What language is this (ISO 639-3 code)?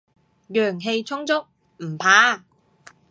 yue